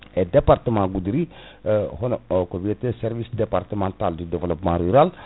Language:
Fula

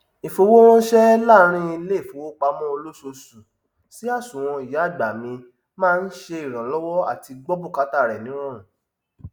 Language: Yoruba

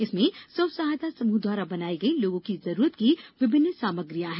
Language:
Hindi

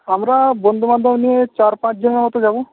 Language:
Bangla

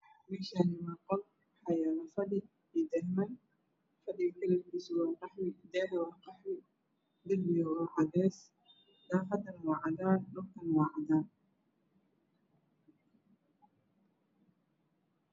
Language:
Somali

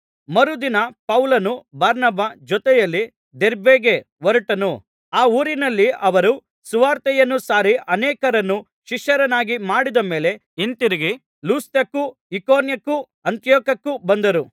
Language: Kannada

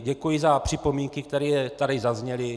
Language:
Czech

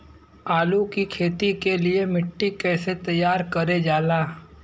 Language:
Bhojpuri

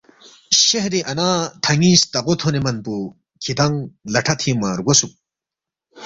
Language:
Balti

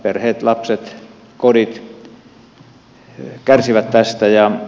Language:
Finnish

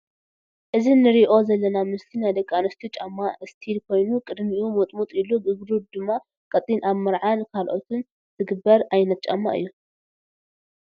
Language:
Tigrinya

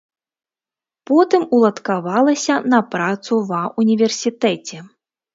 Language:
Belarusian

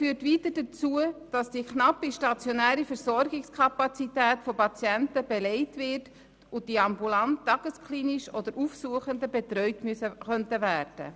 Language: Swiss German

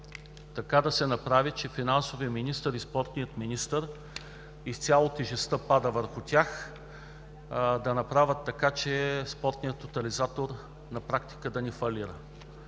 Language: Bulgarian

